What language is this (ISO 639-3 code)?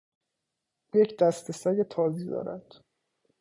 fas